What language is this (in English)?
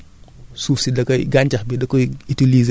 Wolof